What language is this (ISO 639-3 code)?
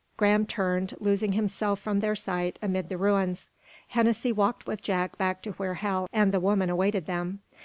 eng